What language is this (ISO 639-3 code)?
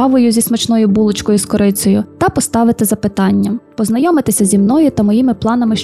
ukr